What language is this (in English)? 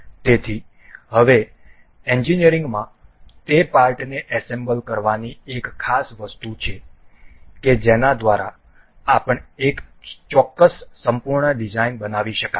Gujarati